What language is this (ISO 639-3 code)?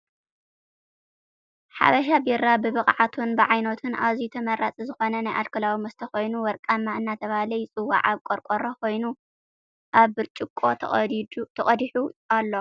tir